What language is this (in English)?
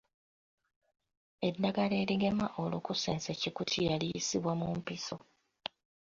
Ganda